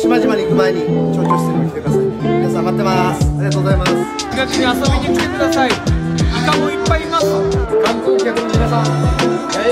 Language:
Japanese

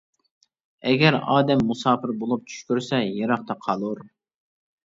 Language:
Uyghur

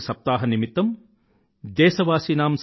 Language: Telugu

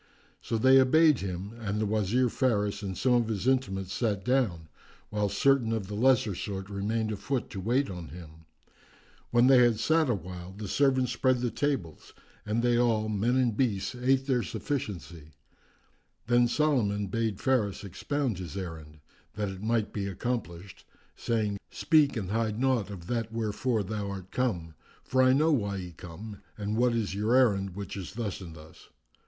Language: English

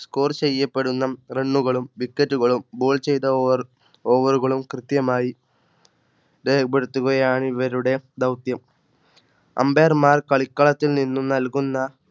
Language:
Malayalam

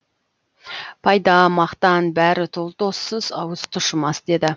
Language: Kazakh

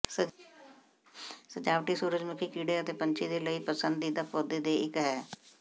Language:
Punjabi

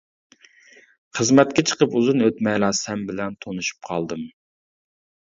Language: Uyghur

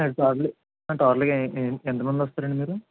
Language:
Telugu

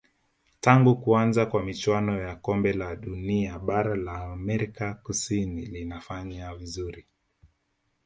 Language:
Swahili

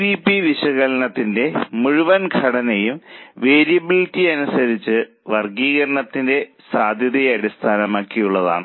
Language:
Malayalam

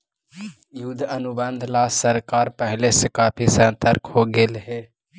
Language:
Magahi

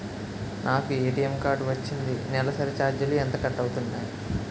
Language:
Telugu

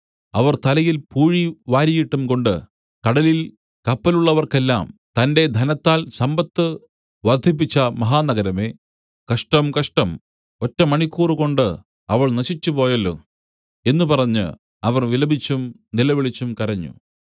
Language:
Malayalam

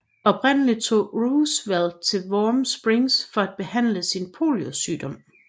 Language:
Danish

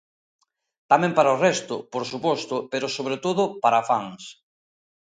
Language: Galician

